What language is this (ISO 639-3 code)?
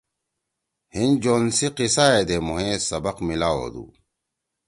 trw